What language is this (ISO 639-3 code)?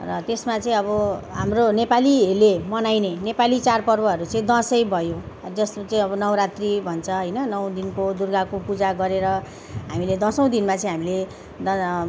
nep